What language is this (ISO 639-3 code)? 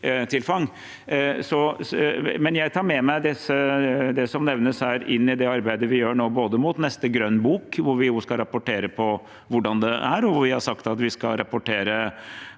nor